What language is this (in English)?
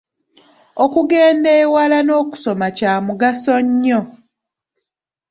Ganda